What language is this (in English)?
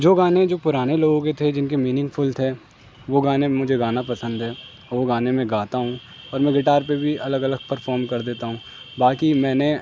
Urdu